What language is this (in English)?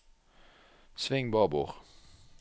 Norwegian